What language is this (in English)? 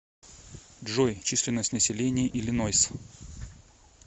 Russian